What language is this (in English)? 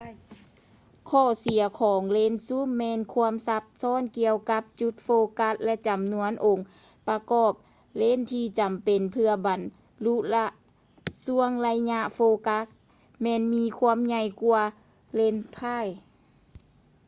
Lao